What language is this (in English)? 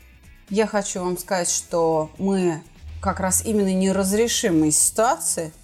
Russian